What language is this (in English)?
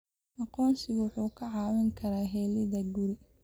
Somali